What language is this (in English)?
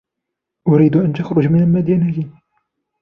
Arabic